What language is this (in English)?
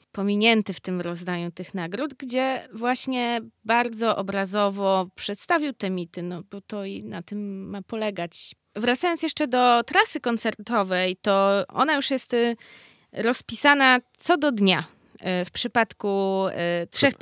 Polish